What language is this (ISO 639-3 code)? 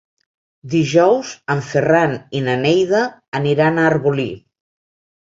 cat